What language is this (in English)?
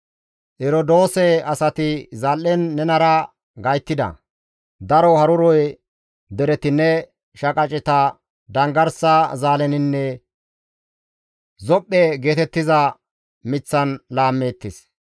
Gamo